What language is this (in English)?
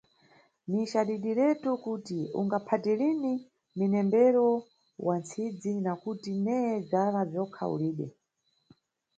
Nyungwe